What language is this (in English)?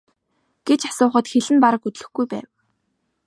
Mongolian